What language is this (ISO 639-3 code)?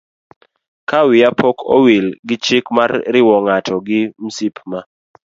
luo